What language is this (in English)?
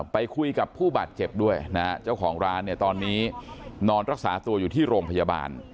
Thai